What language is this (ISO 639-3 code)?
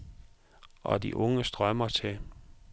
dan